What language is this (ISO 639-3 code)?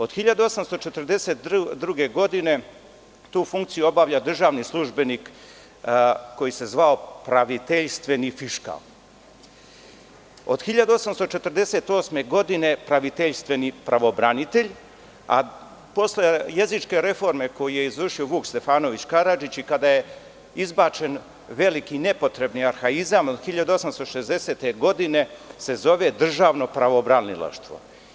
srp